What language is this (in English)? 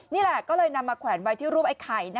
Thai